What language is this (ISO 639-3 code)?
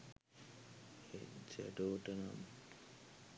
sin